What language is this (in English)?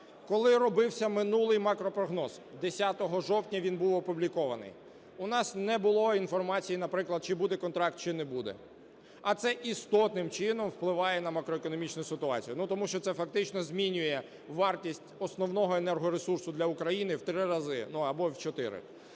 Ukrainian